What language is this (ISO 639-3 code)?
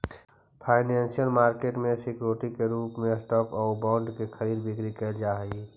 mag